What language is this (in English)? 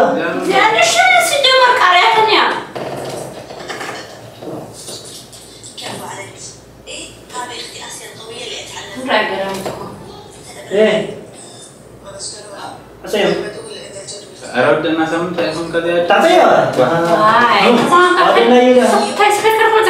Arabic